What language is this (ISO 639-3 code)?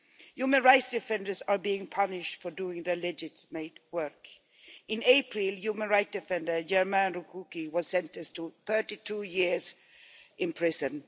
eng